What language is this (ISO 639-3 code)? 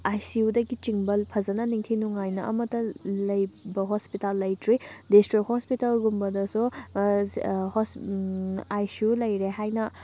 mni